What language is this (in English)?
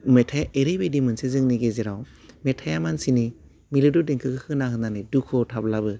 Bodo